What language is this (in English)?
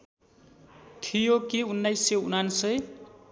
Nepali